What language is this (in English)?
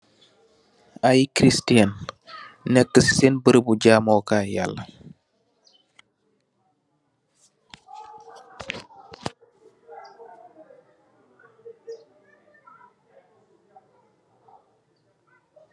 Wolof